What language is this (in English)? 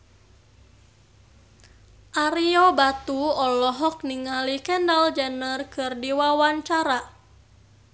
Sundanese